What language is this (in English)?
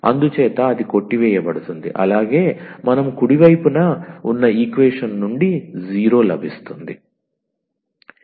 Telugu